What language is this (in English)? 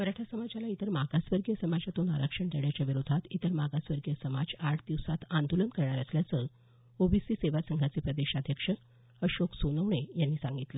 Marathi